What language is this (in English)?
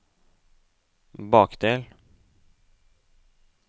Norwegian